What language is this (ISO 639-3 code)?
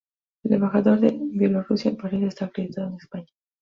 spa